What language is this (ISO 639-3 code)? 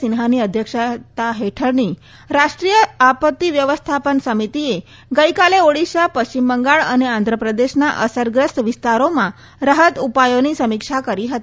guj